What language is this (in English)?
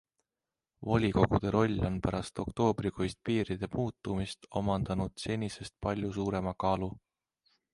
Estonian